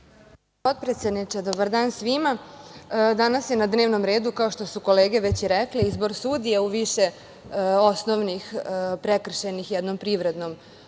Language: Serbian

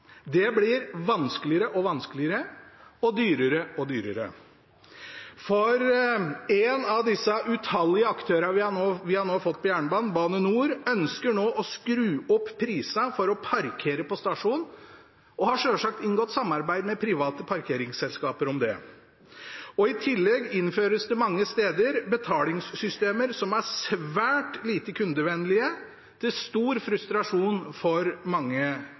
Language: Norwegian Bokmål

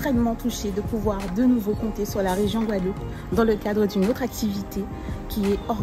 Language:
French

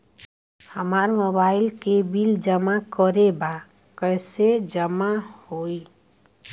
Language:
Bhojpuri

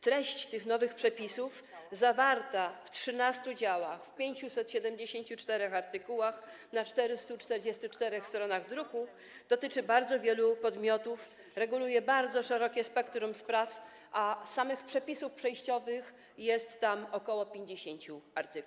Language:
Polish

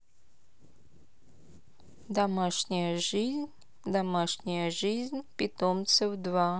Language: Russian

